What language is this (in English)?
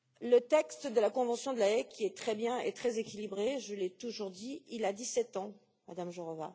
French